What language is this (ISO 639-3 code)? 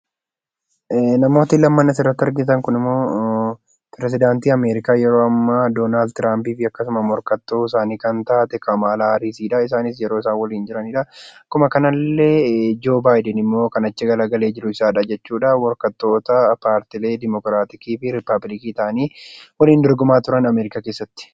orm